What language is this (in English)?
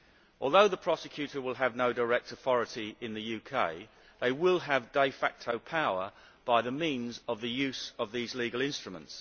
English